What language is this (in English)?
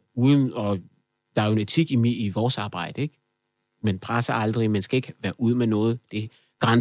Danish